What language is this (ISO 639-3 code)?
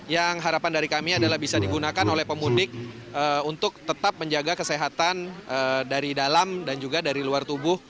ind